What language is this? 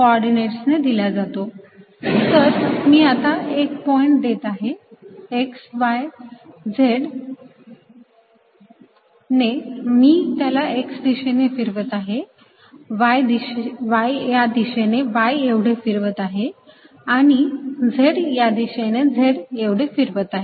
Marathi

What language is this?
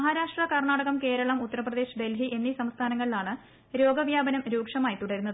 Malayalam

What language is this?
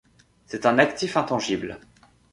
French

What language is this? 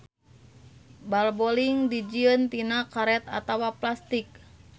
Sundanese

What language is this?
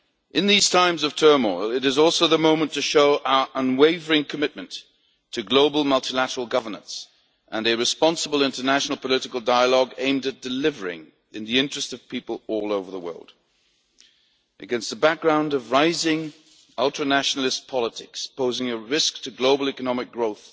English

